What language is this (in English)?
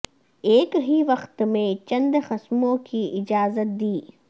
Urdu